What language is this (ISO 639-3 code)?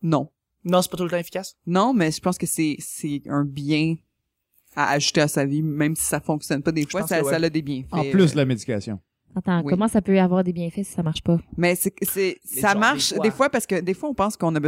fra